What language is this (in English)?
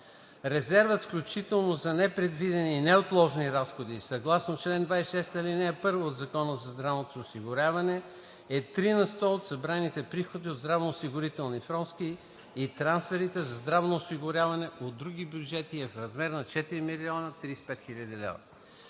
Bulgarian